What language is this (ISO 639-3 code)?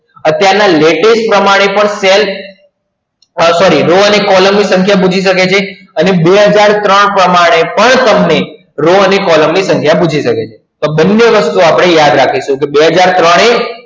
guj